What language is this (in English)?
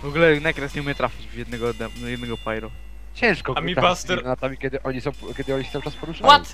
Polish